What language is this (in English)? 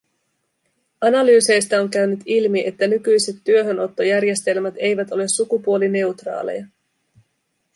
Finnish